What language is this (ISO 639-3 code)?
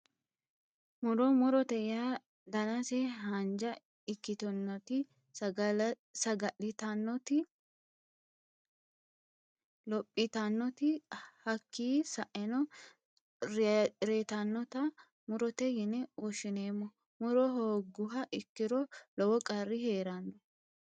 sid